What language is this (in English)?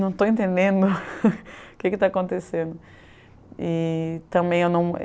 Portuguese